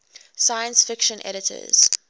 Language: English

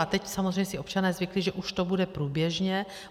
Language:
Czech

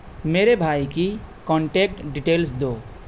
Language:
Urdu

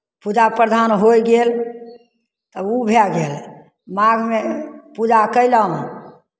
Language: Maithili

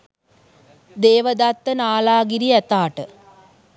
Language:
Sinhala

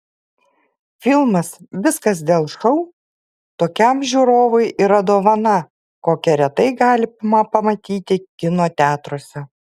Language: Lithuanian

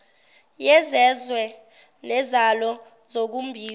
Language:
Zulu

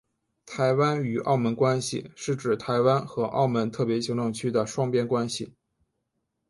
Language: Chinese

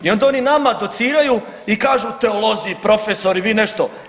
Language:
Croatian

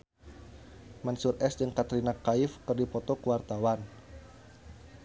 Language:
Sundanese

